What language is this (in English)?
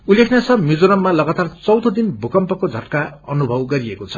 Nepali